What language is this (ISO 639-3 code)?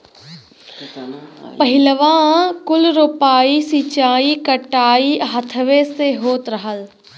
bho